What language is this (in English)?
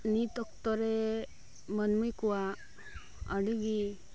Santali